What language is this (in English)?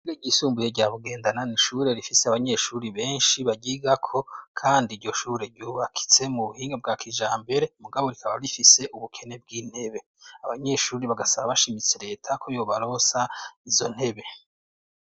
Rundi